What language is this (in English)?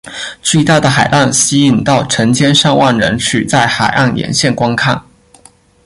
Chinese